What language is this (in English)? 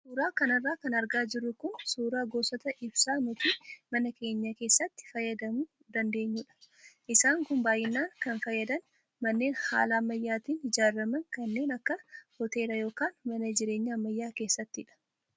Oromo